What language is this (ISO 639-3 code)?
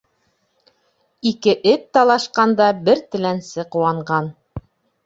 bak